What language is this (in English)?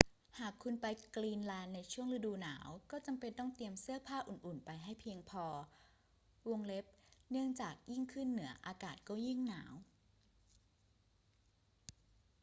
Thai